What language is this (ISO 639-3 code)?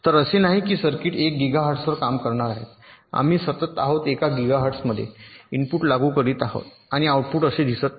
mar